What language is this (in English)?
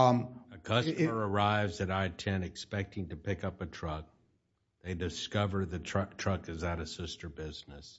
English